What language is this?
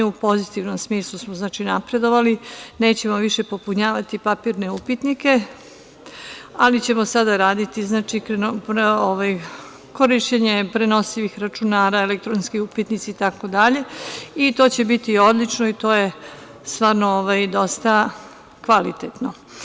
Serbian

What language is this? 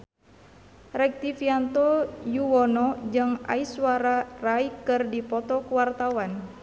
Sundanese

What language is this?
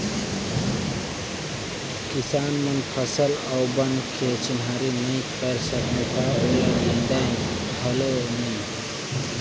Chhattisgarhi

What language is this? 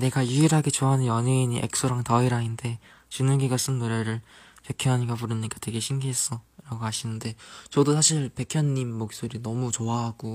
Korean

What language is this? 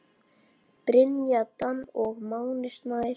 Icelandic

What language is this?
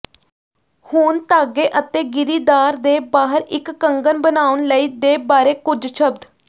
Punjabi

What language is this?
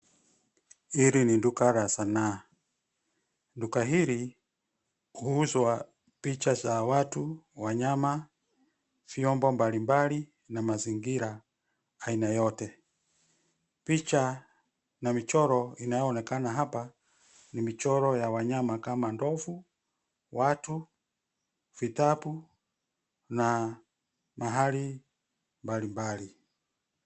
Swahili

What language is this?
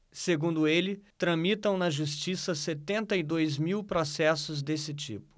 Portuguese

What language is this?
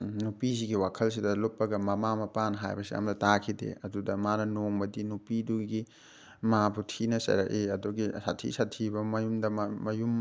Manipuri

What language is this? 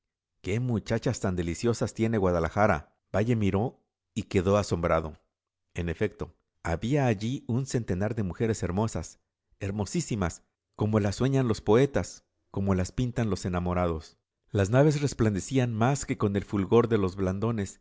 Spanish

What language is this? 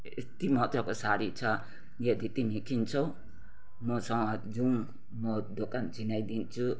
Nepali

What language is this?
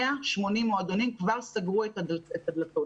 Hebrew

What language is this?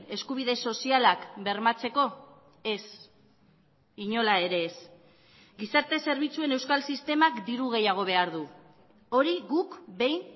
Basque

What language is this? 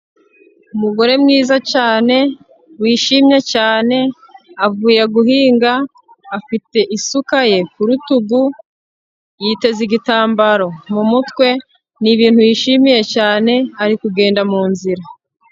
Kinyarwanda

